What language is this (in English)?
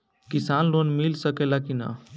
Bhojpuri